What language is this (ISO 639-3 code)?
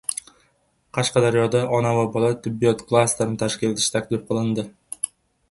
uzb